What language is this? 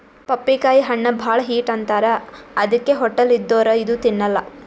Kannada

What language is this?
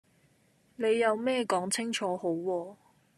Cantonese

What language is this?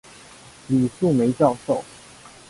Chinese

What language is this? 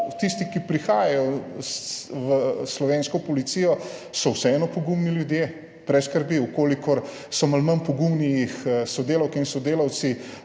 Slovenian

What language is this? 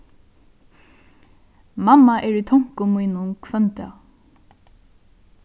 Faroese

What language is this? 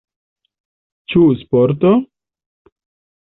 Esperanto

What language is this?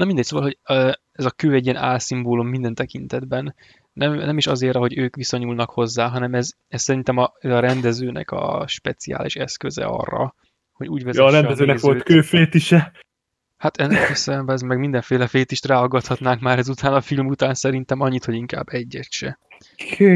Hungarian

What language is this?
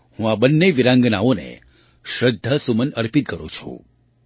Gujarati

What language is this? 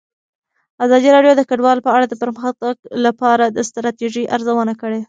Pashto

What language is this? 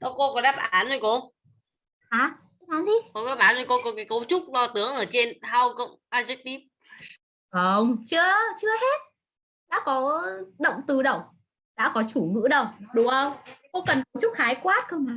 Vietnamese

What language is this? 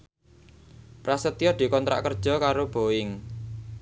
Javanese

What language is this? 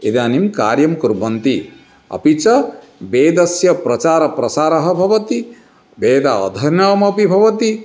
Sanskrit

